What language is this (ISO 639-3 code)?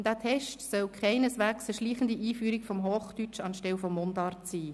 gsw